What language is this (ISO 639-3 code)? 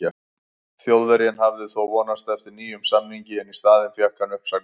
isl